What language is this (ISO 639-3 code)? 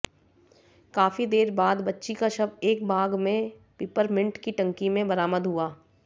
hin